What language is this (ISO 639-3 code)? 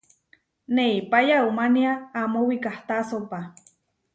var